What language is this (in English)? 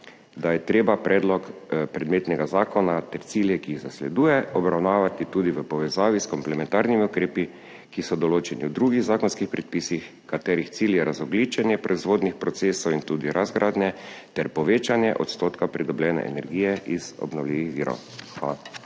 Slovenian